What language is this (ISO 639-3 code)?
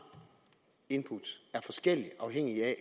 dan